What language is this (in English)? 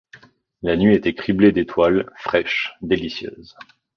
French